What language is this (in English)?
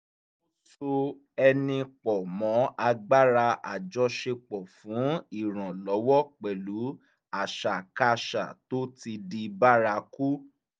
Yoruba